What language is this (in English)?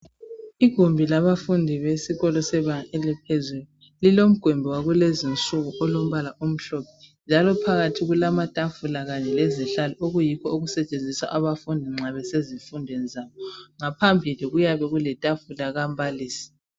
North Ndebele